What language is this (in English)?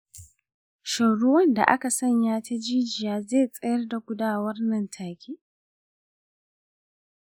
Hausa